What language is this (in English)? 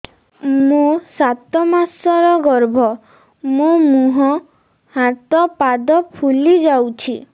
Odia